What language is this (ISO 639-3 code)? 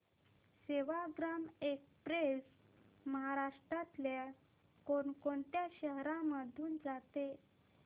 mar